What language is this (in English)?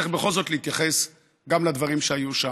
Hebrew